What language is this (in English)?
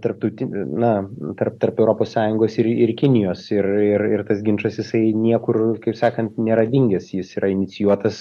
Lithuanian